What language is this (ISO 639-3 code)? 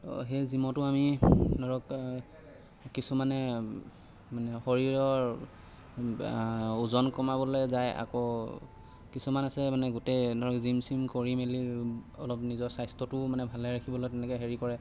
asm